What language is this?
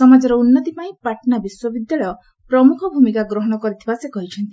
Odia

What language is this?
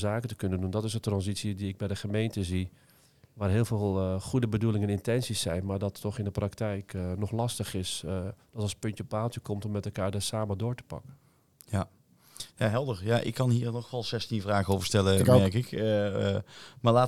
Dutch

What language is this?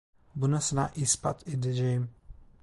Turkish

